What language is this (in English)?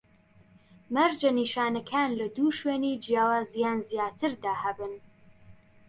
Central Kurdish